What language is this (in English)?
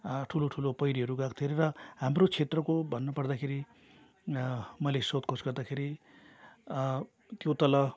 Nepali